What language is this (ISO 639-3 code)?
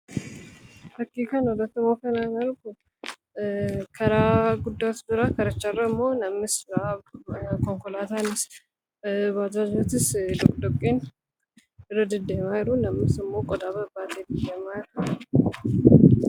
orm